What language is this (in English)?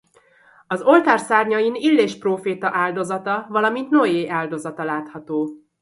Hungarian